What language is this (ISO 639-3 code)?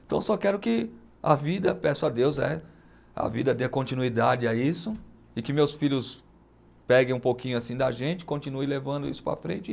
por